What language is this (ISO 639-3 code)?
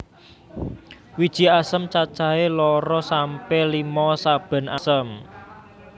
jav